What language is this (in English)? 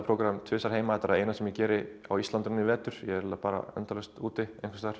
Icelandic